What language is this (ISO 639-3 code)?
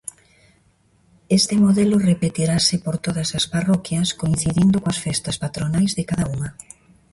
glg